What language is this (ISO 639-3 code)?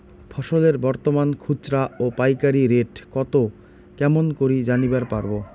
ben